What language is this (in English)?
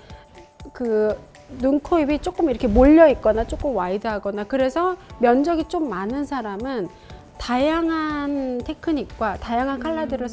Korean